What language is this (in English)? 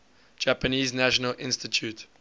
English